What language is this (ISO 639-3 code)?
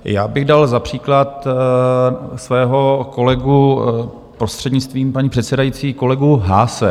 ces